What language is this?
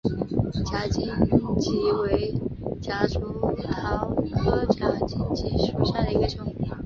Chinese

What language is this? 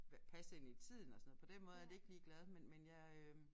Danish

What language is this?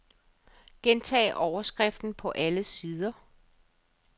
Danish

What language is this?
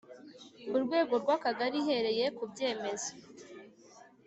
Kinyarwanda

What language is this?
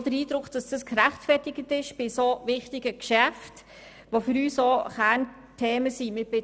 Swiss German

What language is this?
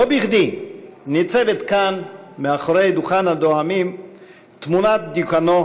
Hebrew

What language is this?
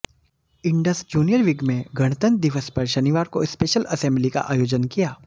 Hindi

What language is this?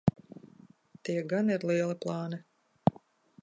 Latvian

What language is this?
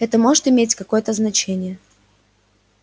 Russian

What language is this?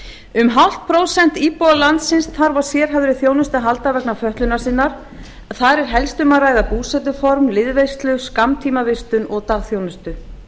Icelandic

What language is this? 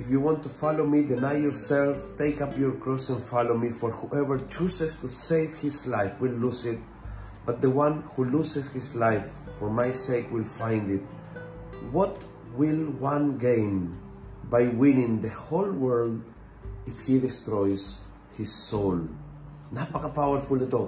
Filipino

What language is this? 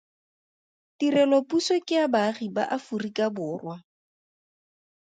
Tswana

